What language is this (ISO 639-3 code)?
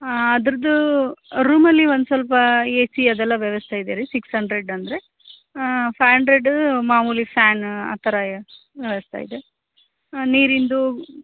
kan